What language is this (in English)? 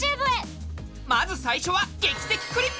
Japanese